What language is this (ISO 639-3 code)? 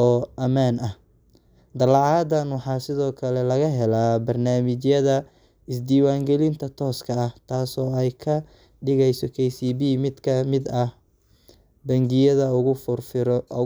som